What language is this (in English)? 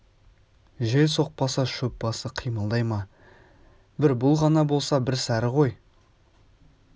Kazakh